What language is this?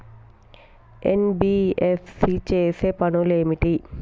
Telugu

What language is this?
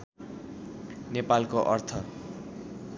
Nepali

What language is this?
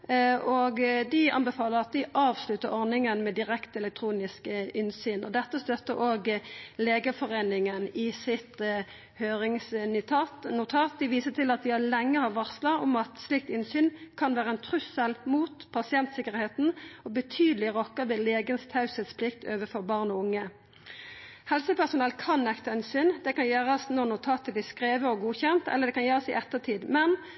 Norwegian Nynorsk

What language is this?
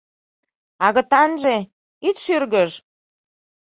Mari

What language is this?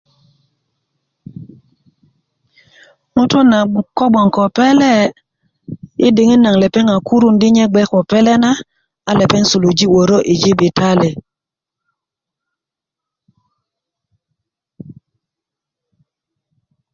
Kuku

